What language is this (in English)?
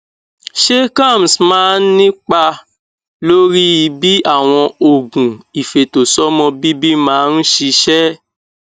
Yoruba